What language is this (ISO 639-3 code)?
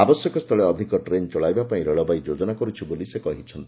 ori